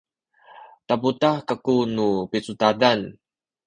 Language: Sakizaya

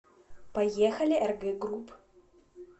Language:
Russian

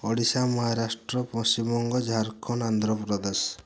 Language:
Odia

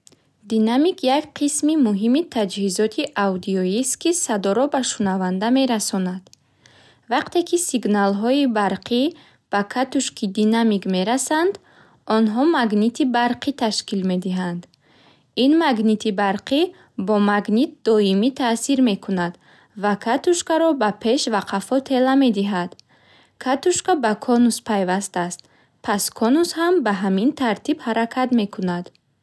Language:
Bukharic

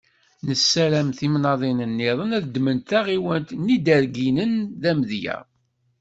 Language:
Kabyle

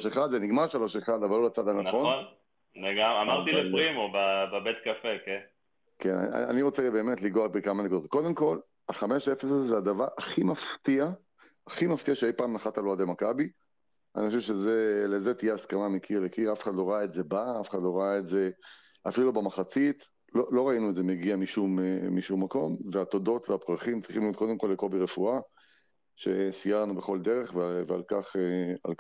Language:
Hebrew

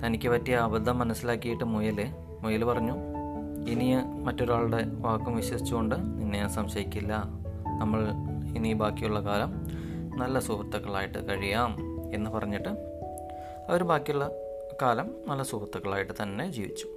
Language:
Malayalam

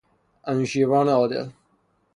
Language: Persian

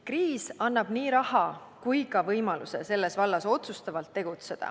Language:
Estonian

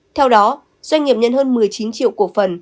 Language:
Vietnamese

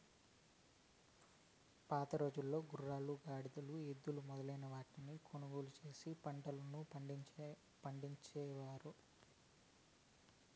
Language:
Telugu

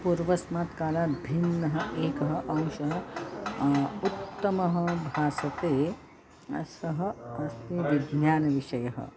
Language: Sanskrit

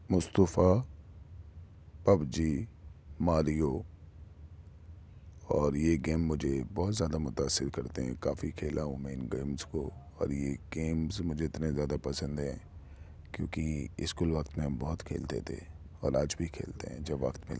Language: Urdu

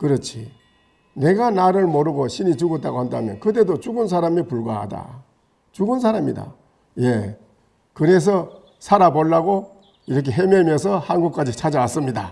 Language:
Korean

